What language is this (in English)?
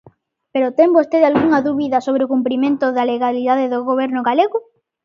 Galician